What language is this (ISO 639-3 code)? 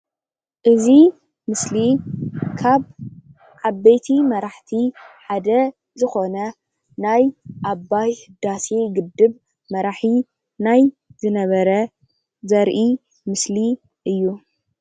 tir